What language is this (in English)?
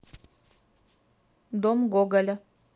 Russian